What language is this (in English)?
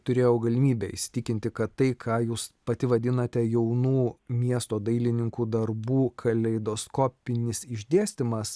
Lithuanian